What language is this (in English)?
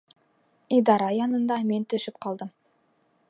Bashkir